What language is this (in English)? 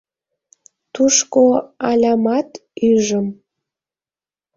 Mari